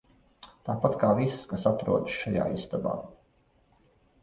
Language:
Latvian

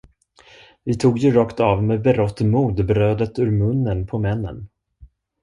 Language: Swedish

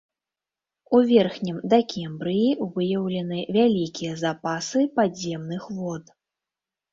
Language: Belarusian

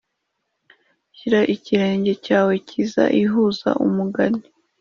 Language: Kinyarwanda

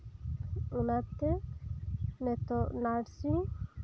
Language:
Santali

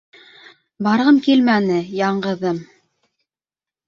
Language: Bashkir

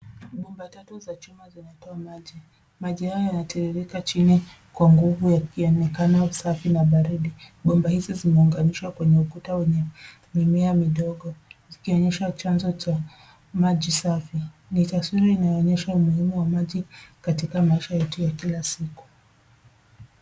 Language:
Swahili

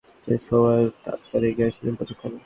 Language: Bangla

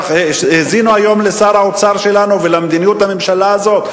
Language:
Hebrew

